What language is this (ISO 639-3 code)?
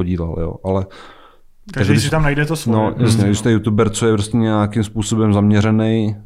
ces